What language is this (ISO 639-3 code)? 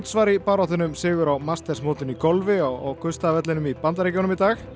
isl